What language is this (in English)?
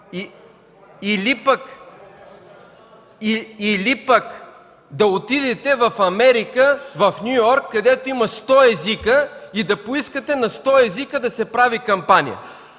Bulgarian